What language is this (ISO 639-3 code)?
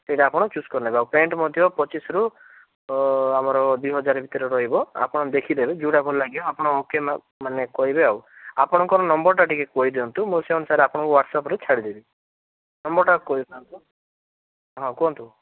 ori